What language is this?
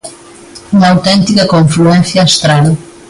Galician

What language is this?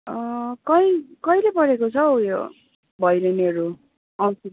Nepali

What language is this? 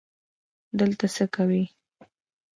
Pashto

